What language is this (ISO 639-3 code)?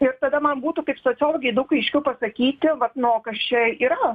lit